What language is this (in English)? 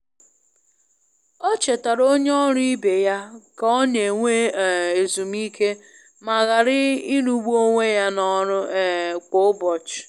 Igbo